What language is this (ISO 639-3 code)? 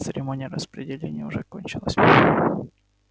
rus